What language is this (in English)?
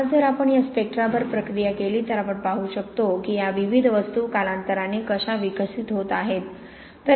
Marathi